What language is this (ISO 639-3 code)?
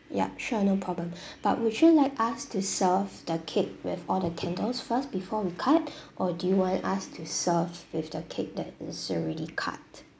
eng